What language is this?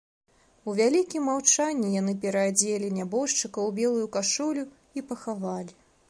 Belarusian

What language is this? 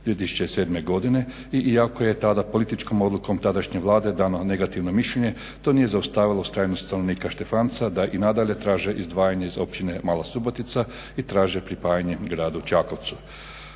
Croatian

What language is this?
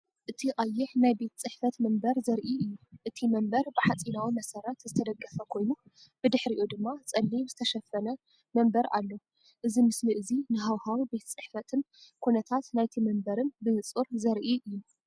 Tigrinya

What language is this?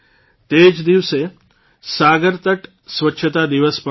Gujarati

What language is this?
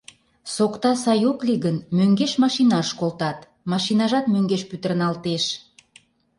Mari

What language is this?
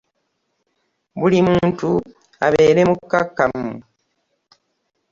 Ganda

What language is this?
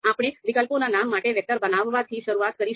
Gujarati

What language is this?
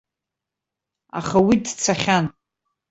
Abkhazian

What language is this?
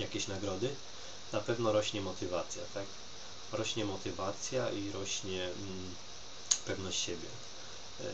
Polish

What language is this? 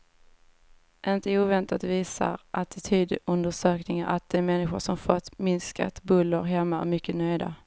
Swedish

